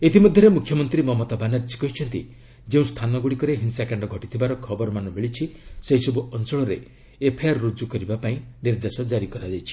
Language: Odia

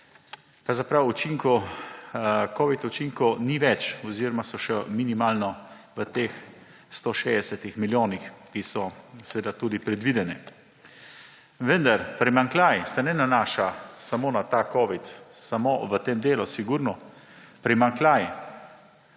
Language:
Slovenian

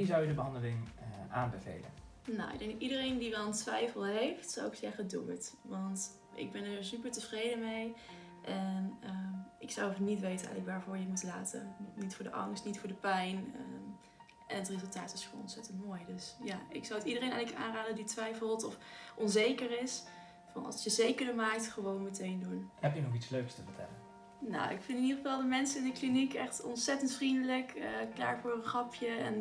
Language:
Dutch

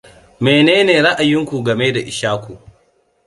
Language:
Hausa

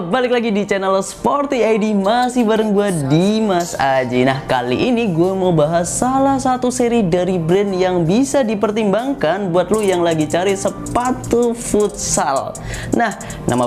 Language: Indonesian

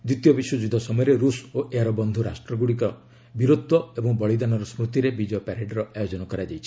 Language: Odia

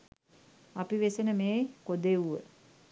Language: Sinhala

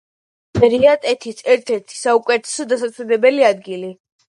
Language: Georgian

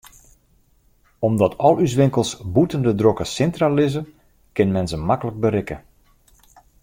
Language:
Western Frisian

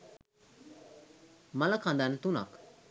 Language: Sinhala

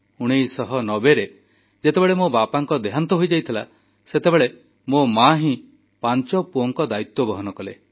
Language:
Odia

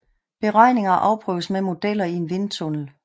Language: Danish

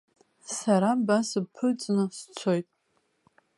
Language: Abkhazian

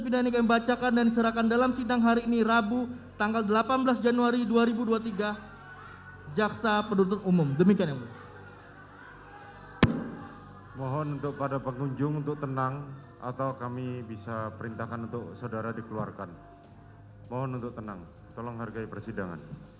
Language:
Indonesian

